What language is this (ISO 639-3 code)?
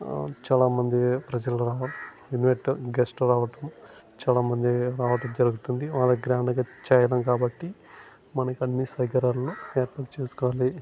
tel